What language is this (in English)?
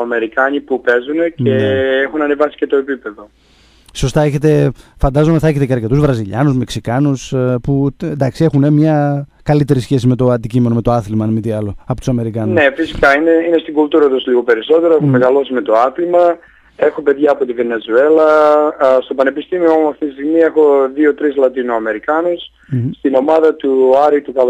Greek